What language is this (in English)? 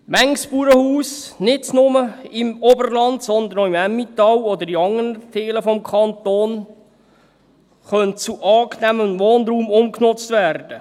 Swiss German